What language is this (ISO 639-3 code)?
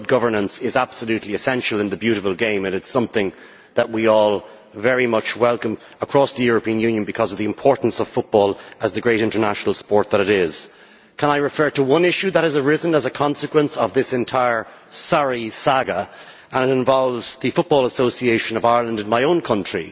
eng